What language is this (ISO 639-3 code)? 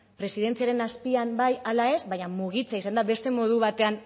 eus